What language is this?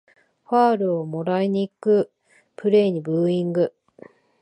Japanese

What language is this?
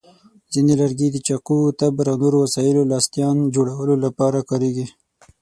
Pashto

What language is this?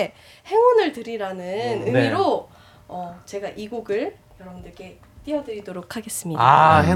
Korean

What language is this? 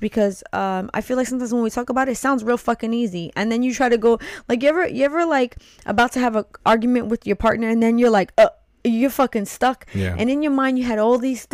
English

